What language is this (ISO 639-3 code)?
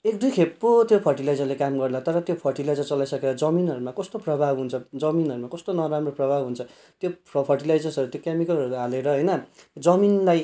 nep